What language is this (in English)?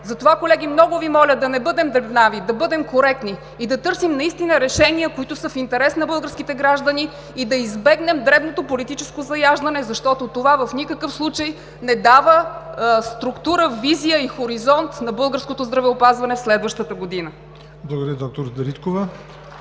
Bulgarian